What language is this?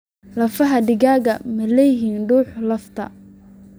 Somali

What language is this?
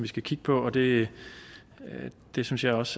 Danish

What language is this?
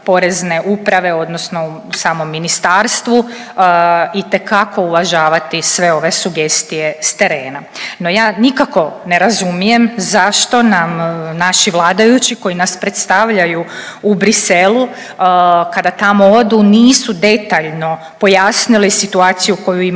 Croatian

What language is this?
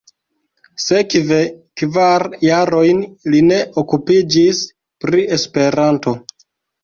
Esperanto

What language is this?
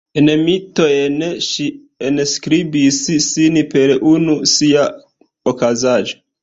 Esperanto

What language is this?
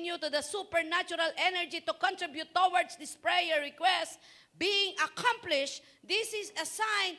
Filipino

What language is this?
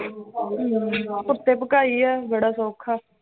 Punjabi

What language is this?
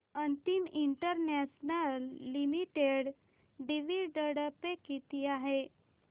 Marathi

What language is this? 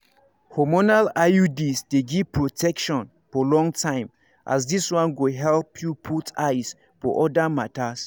Nigerian Pidgin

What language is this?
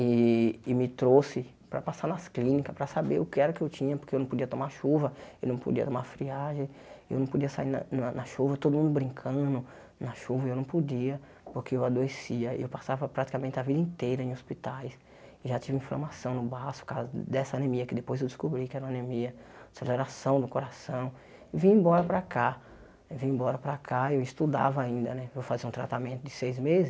Portuguese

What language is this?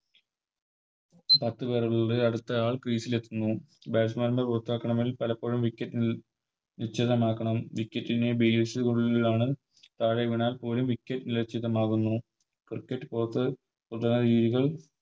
Malayalam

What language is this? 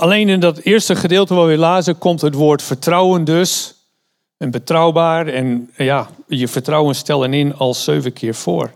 Dutch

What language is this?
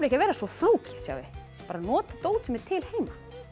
Icelandic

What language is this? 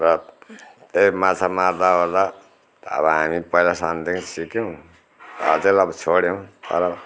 Nepali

